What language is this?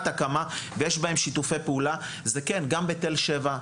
Hebrew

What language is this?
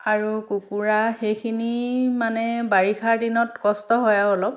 Assamese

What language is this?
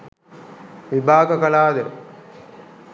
Sinhala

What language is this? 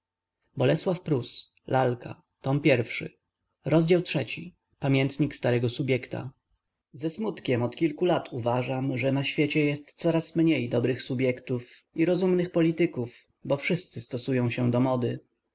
Polish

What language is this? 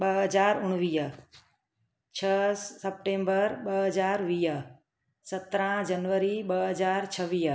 Sindhi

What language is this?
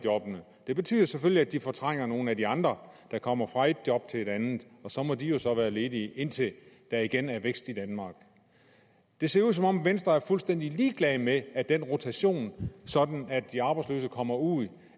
Danish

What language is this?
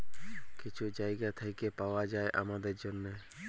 Bangla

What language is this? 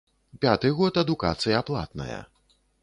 Belarusian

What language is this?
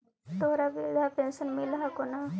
Magahi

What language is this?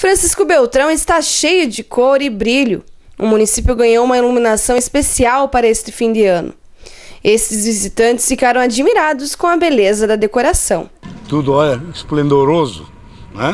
Portuguese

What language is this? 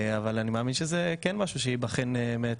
Hebrew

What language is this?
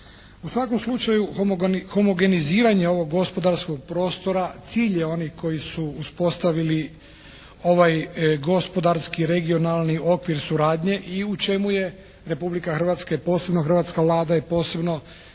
Croatian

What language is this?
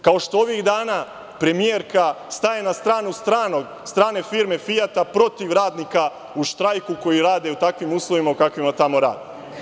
Serbian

